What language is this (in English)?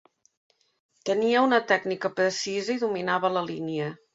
Catalan